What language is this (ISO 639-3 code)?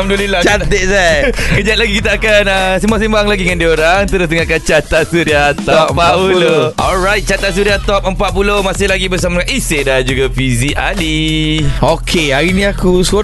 msa